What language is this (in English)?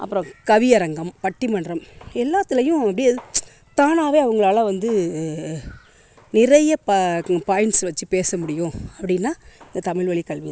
Tamil